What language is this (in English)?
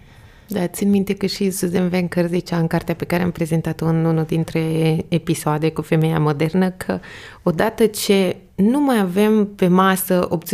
Romanian